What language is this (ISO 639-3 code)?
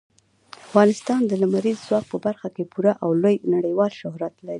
pus